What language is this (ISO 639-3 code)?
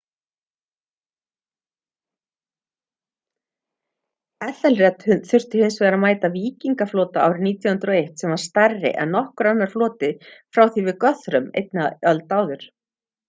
isl